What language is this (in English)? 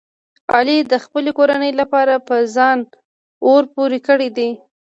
Pashto